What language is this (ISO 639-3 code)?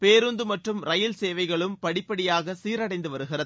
tam